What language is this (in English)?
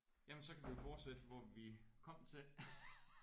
Danish